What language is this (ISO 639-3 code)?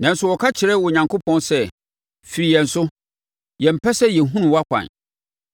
aka